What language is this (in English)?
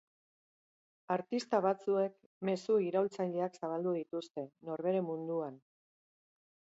Basque